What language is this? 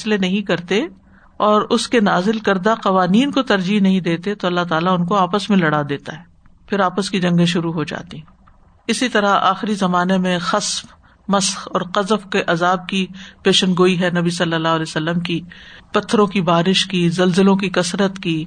Urdu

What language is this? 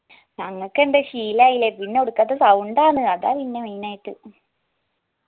Malayalam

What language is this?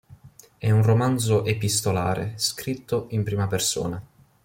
Italian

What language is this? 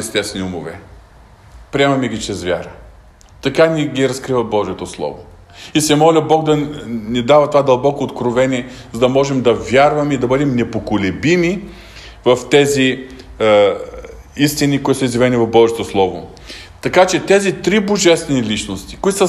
Bulgarian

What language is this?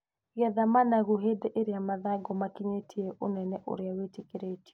Kikuyu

